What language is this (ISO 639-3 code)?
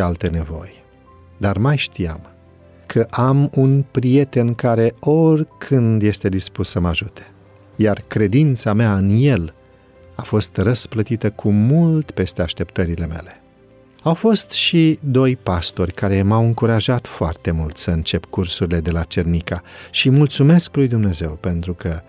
ron